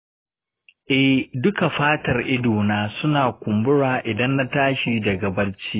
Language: Hausa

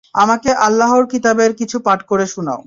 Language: Bangla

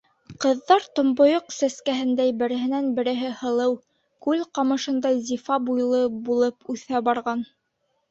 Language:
Bashkir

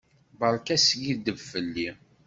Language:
Kabyle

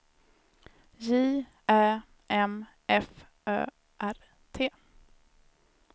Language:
Swedish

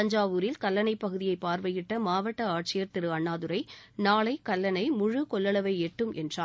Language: Tamil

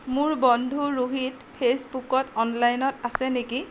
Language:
Assamese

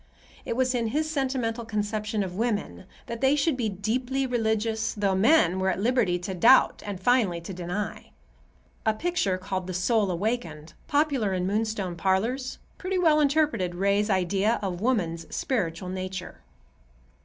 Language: English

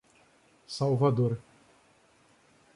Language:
Portuguese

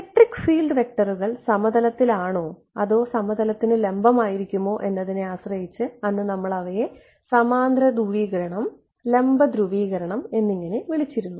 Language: Malayalam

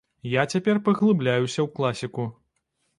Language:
Belarusian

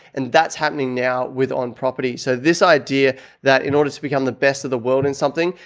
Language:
English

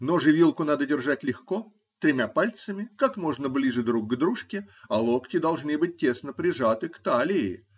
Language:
Russian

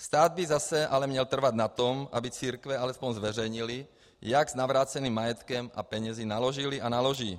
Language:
Czech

